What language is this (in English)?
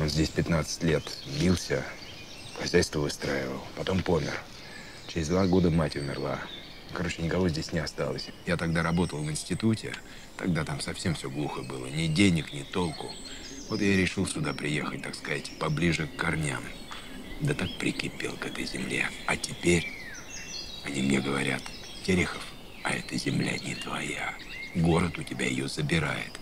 Russian